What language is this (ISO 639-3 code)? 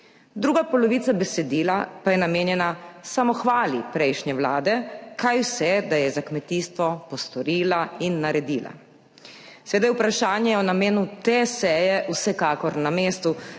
slv